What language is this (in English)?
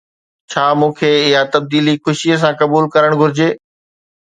Sindhi